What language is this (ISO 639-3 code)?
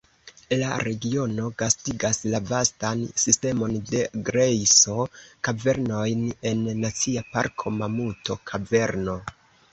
epo